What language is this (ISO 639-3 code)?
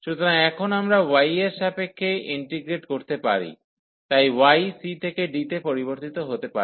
ben